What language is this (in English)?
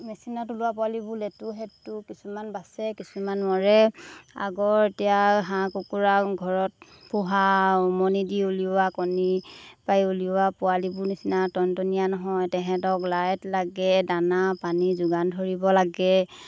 Assamese